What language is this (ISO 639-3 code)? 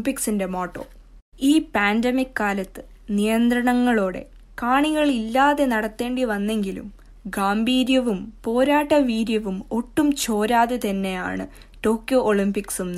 mal